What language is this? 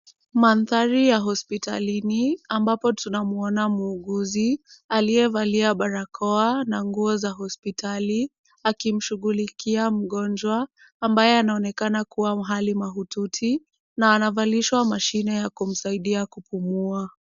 Swahili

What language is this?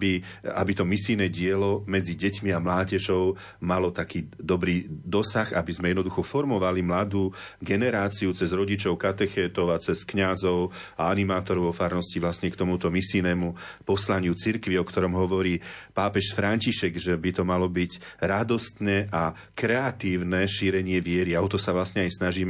Slovak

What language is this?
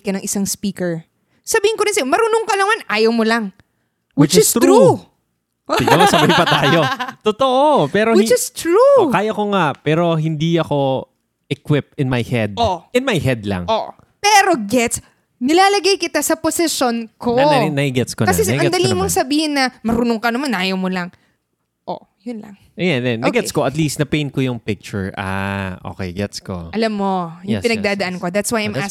Filipino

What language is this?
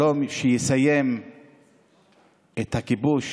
Hebrew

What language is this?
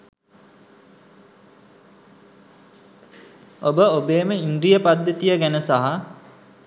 Sinhala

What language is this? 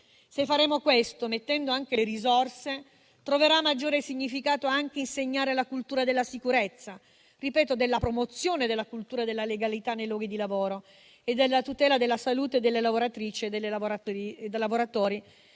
Italian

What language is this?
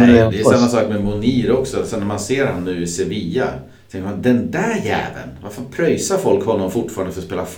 Swedish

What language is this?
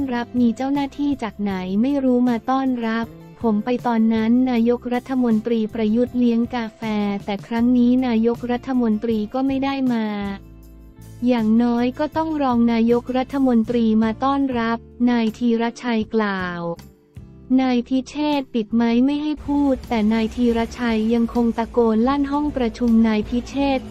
Thai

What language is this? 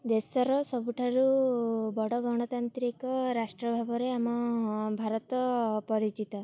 Odia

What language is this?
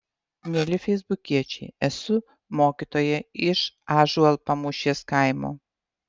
Lithuanian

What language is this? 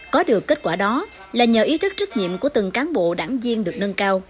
Vietnamese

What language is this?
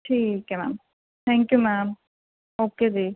Punjabi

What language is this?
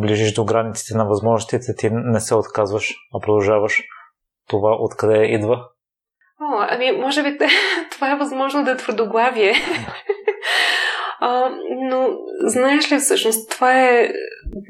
Bulgarian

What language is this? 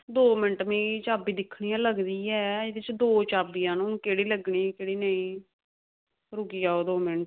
Dogri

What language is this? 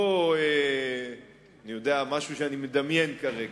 Hebrew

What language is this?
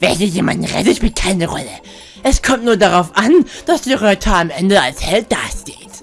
German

